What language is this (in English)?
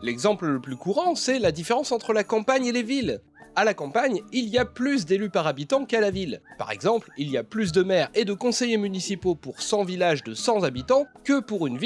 French